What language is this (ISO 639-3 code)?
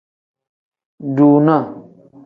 kdh